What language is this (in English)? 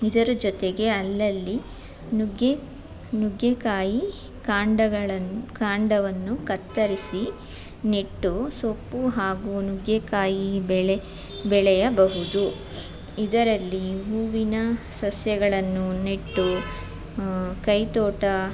Kannada